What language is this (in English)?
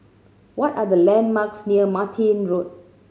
English